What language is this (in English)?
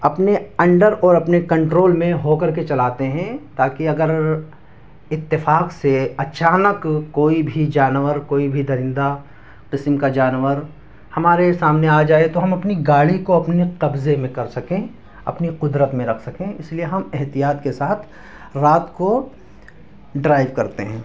Urdu